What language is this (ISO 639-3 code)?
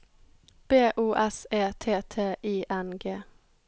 nor